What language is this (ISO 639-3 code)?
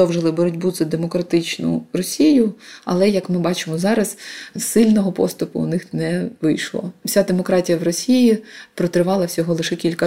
ukr